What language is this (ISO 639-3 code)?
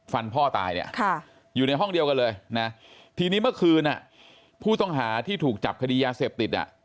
tha